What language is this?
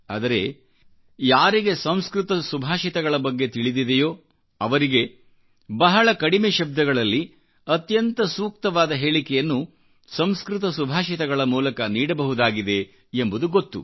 Kannada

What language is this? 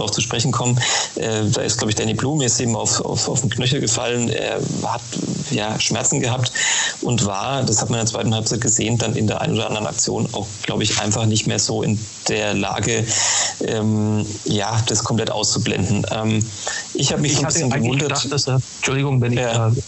German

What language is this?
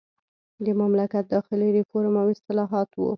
Pashto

